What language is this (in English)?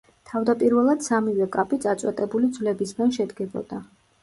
Georgian